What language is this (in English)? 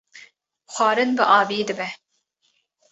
Kurdish